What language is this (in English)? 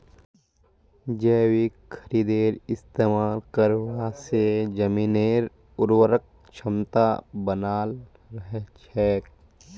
Magahi